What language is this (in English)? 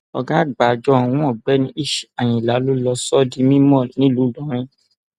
Yoruba